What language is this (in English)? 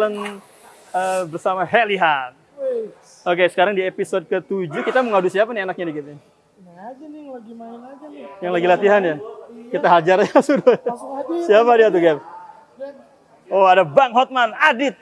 Indonesian